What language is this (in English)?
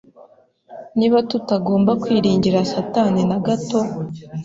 Kinyarwanda